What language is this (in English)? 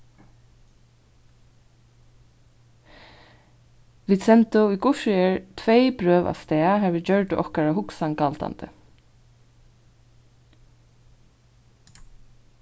Faroese